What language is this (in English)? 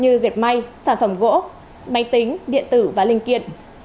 Vietnamese